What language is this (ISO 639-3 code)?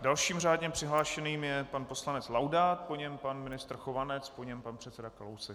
ces